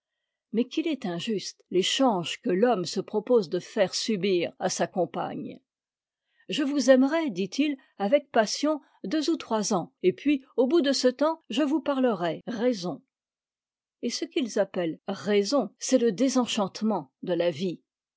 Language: French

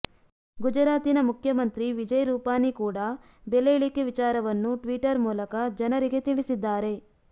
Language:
Kannada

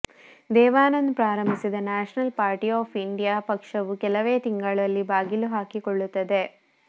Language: Kannada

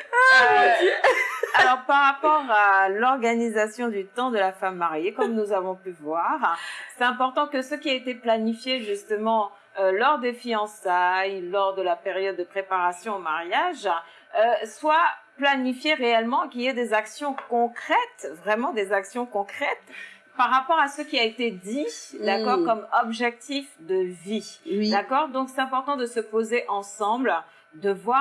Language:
French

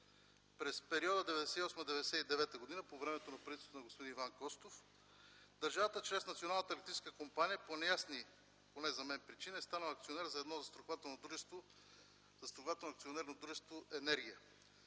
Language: Bulgarian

